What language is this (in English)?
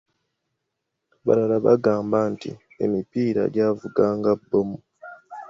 Ganda